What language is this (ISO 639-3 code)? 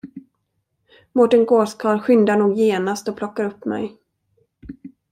swe